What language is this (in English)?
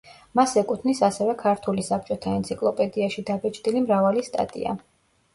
Georgian